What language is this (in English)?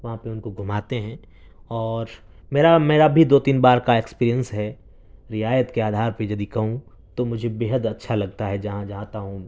Urdu